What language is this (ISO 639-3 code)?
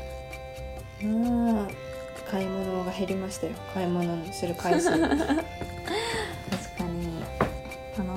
jpn